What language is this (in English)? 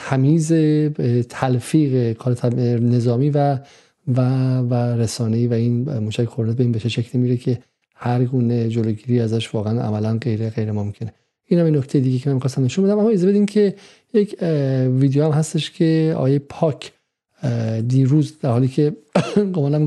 Persian